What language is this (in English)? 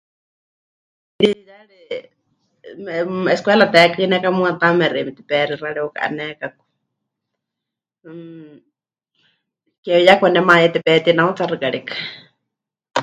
Huichol